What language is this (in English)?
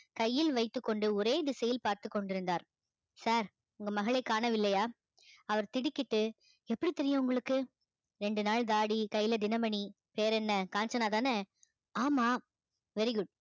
Tamil